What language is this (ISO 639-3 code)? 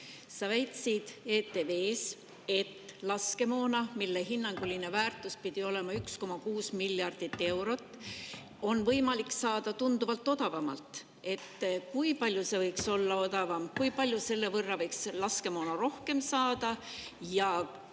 est